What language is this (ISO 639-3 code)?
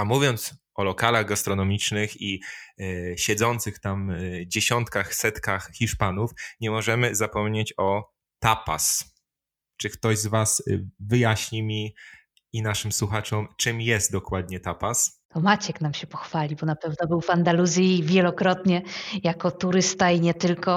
pol